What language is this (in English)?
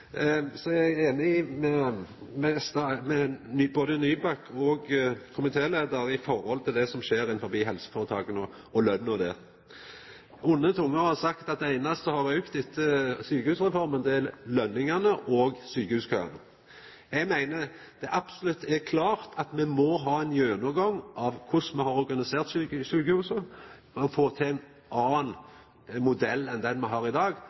Norwegian Nynorsk